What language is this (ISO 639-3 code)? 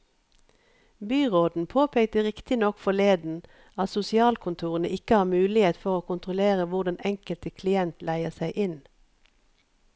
nor